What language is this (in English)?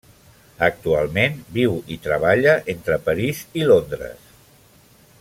Catalan